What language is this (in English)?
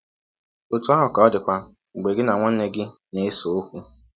Igbo